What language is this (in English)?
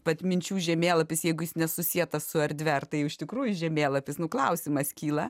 Lithuanian